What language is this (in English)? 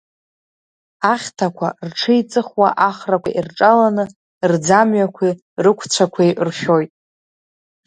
Abkhazian